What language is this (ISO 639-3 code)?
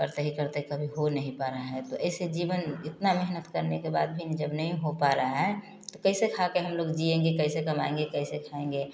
hin